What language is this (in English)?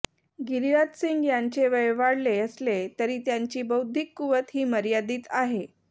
Marathi